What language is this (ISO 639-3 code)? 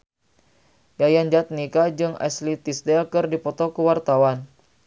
sun